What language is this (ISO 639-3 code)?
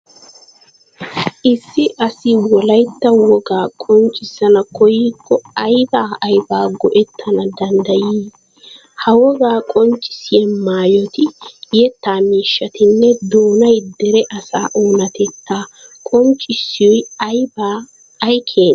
wal